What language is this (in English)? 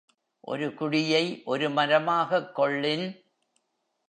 Tamil